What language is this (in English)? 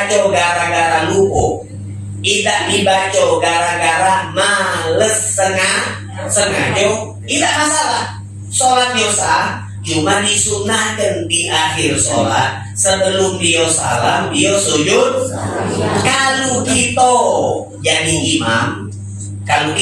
Indonesian